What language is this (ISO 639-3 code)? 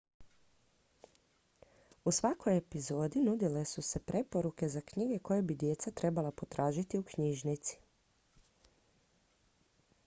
hrv